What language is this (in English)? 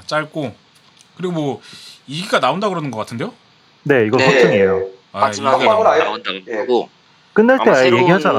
Korean